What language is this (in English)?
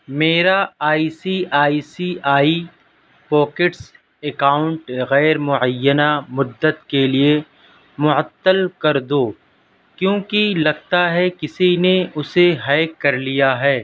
Urdu